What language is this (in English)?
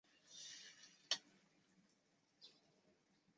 Chinese